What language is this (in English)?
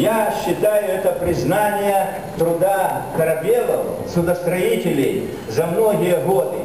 Russian